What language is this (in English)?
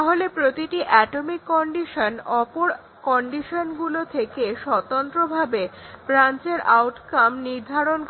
Bangla